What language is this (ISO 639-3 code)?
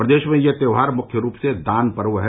hin